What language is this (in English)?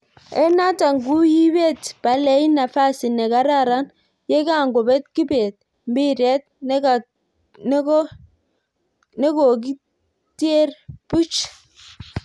Kalenjin